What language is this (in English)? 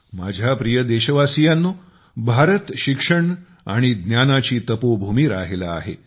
Marathi